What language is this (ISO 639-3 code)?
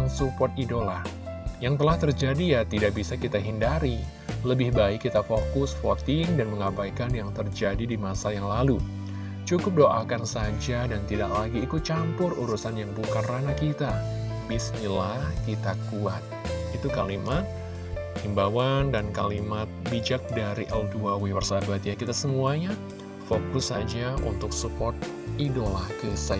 ind